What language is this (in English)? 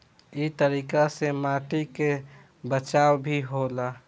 Bhojpuri